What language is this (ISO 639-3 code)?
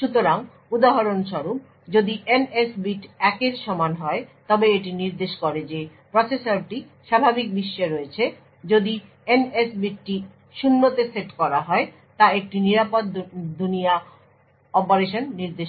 ben